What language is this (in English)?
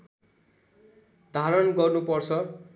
Nepali